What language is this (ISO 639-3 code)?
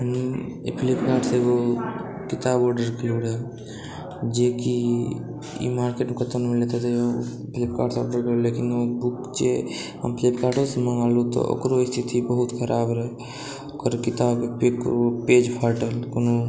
mai